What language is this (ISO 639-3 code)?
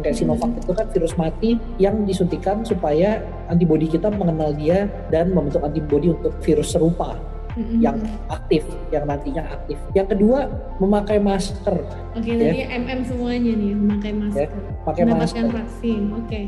ind